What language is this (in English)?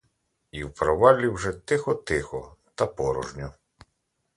Ukrainian